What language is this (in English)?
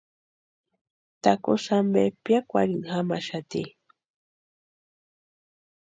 Western Highland Purepecha